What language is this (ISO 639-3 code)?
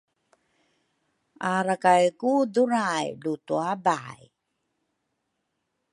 dru